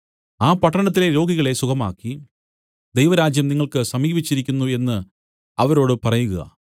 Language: Malayalam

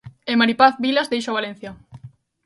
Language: Galician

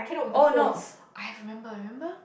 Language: English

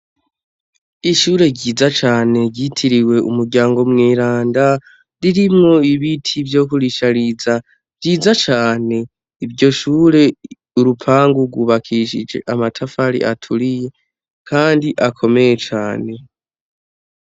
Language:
Rundi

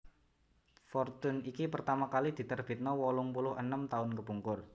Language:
Javanese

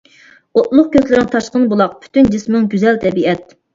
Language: Uyghur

